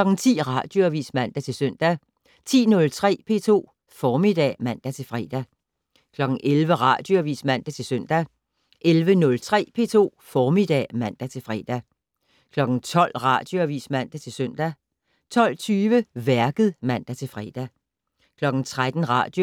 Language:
Danish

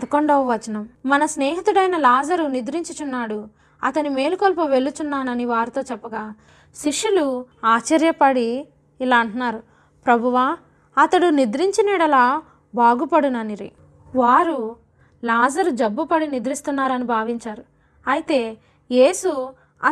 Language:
Telugu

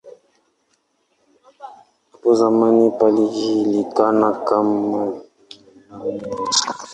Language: Swahili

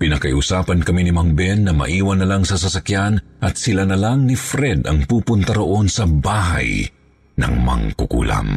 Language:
Filipino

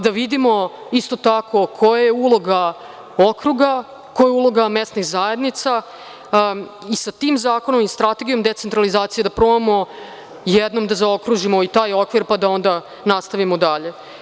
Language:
Serbian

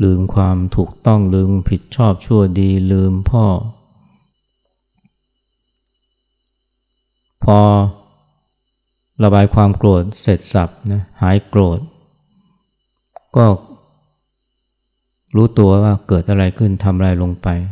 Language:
Thai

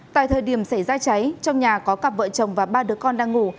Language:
Vietnamese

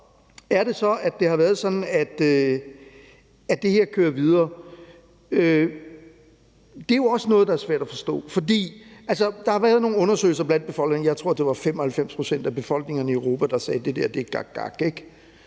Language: Danish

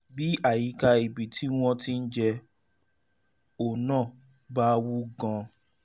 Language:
Yoruba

